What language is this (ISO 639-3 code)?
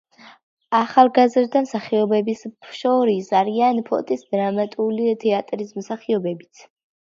kat